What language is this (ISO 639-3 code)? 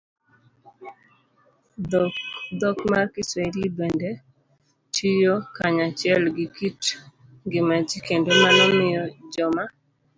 luo